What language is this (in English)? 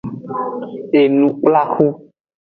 Aja (Benin)